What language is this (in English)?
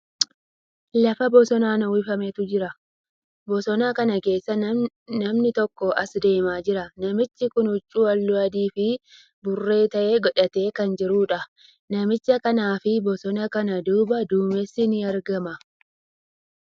Oromo